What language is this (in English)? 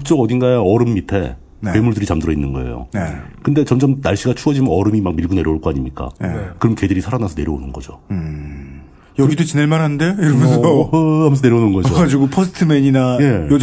Korean